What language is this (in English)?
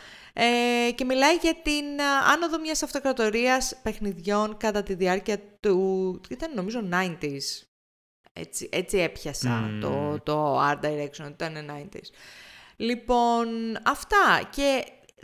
Greek